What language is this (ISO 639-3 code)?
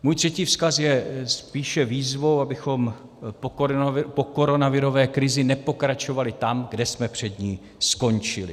ces